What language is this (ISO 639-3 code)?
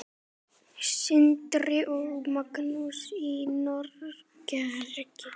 isl